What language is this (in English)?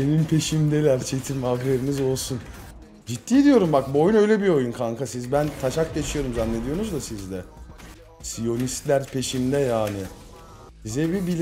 Turkish